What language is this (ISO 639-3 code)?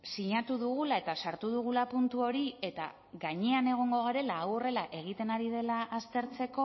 eus